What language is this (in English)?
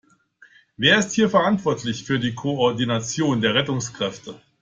German